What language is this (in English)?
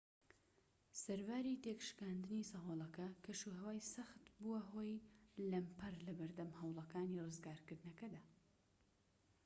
Central Kurdish